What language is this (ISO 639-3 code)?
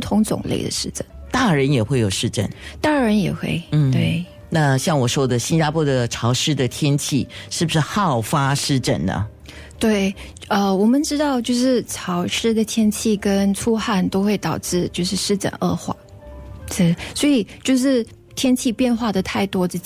zho